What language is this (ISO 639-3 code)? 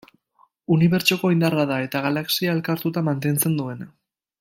eus